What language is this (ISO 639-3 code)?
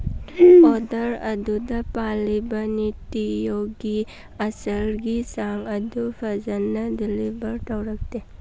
mni